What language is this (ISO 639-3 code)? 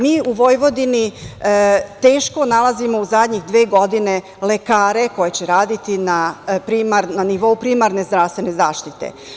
srp